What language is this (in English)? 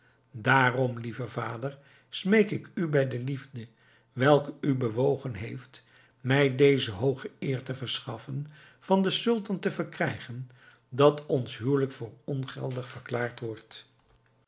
Dutch